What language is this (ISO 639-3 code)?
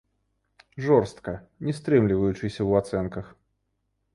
bel